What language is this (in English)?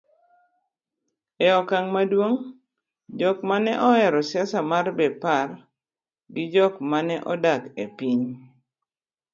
Luo (Kenya and Tanzania)